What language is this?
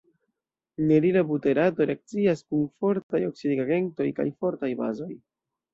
Esperanto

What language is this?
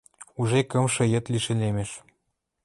Western Mari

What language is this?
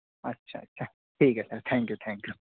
Urdu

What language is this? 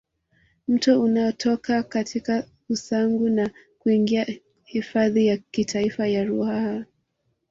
Swahili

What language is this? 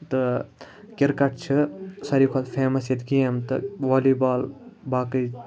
Kashmiri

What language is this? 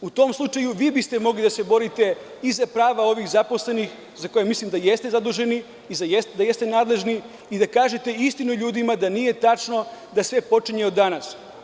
Serbian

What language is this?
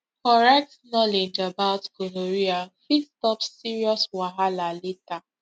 Nigerian Pidgin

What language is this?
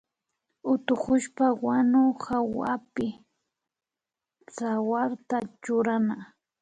Imbabura Highland Quichua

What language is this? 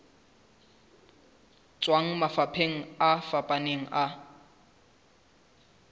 Southern Sotho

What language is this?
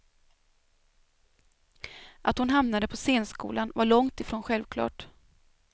Swedish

